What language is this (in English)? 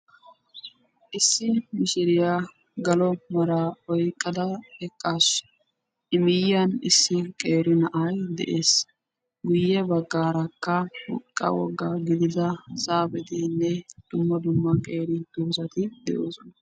Wolaytta